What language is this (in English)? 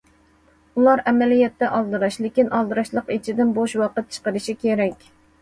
Uyghur